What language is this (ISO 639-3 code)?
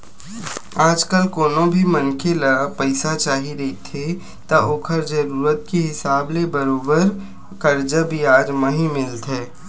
hne